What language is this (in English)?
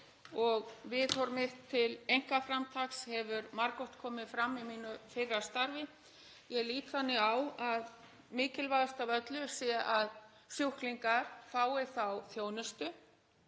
Icelandic